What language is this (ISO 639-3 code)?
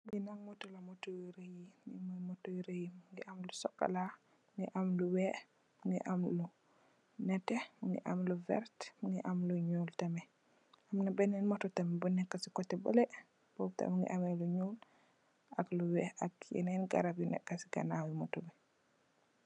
wol